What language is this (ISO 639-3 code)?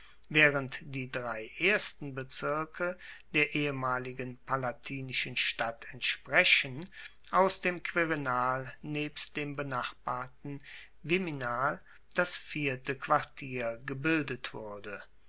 deu